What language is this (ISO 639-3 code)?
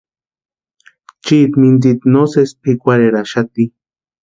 pua